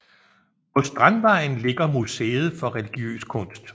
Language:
Danish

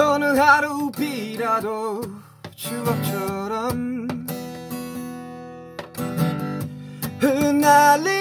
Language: Korean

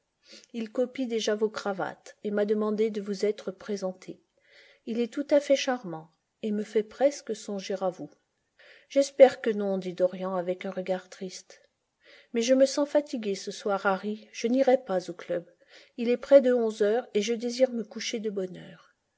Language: French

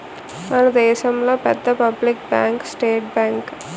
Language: Telugu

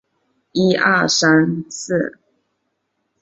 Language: Chinese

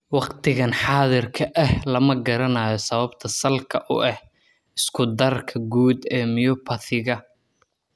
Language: Somali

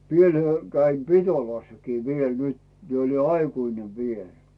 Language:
Finnish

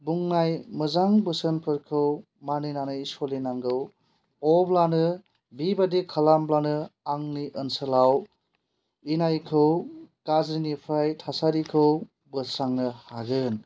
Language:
Bodo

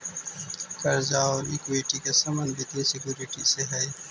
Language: Magahi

